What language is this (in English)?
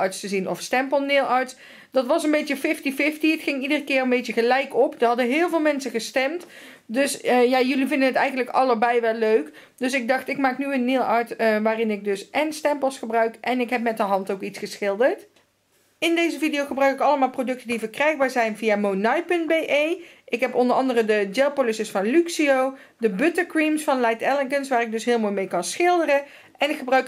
Dutch